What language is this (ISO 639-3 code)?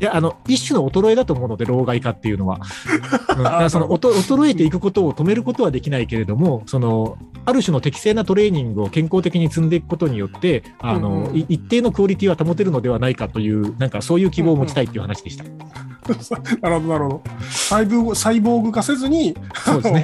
jpn